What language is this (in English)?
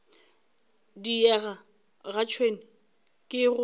Northern Sotho